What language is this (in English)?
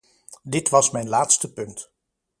Dutch